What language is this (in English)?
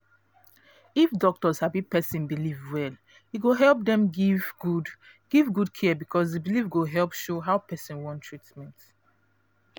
Nigerian Pidgin